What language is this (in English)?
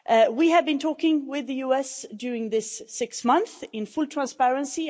English